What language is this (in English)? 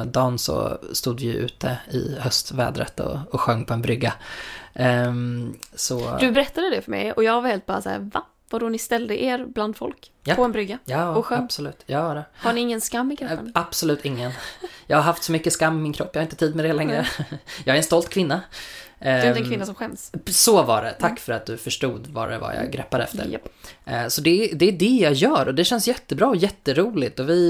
Swedish